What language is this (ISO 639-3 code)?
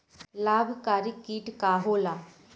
bho